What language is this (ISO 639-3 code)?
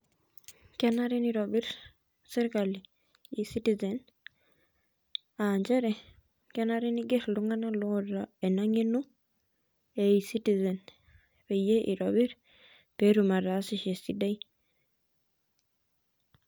mas